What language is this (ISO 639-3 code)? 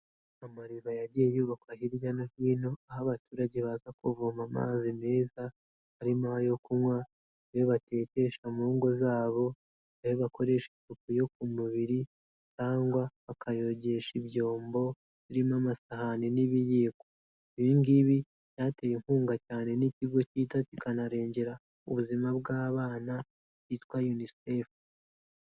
kin